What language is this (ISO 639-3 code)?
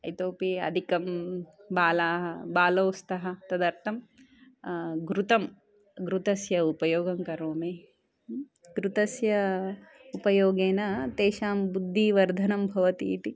san